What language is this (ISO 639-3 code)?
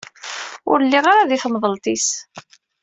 kab